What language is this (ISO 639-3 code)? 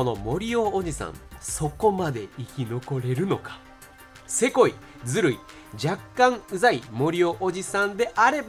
jpn